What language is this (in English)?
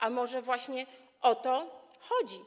Polish